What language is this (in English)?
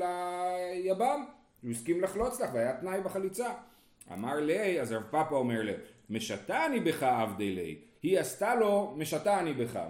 Hebrew